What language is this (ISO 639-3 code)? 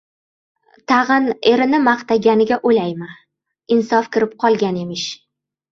uzb